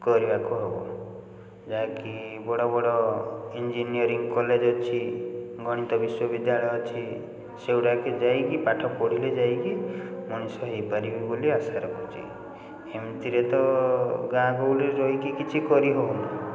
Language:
Odia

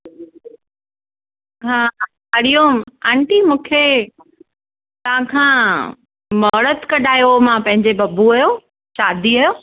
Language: Sindhi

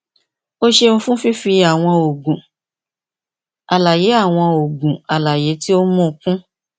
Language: Yoruba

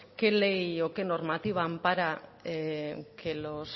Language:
Spanish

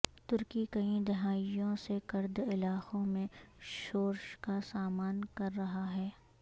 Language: Urdu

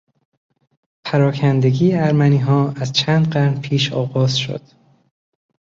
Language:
Persian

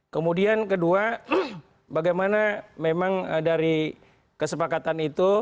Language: Indonesian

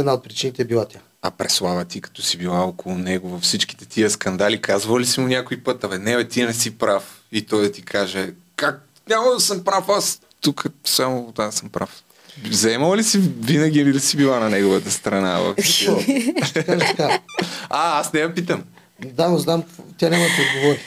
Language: Bulgarian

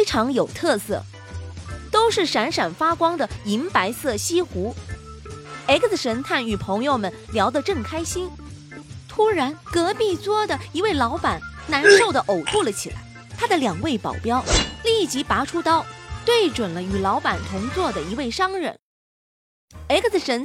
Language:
Chinese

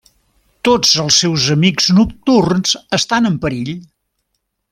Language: Catalan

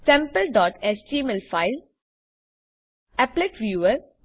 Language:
Gujarati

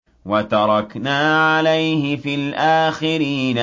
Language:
Arabic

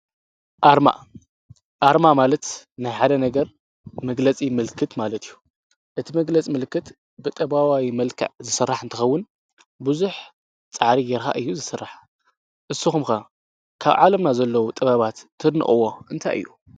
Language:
Tigrinya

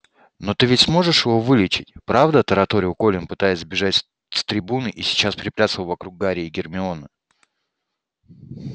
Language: Russian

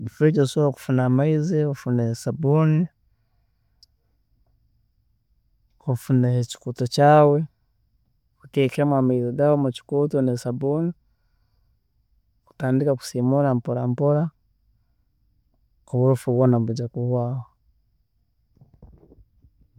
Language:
Tooro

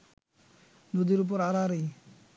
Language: Bangla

